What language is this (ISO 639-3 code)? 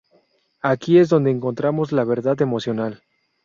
spa